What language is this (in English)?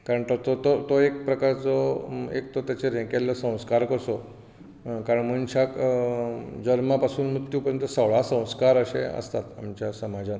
Konkani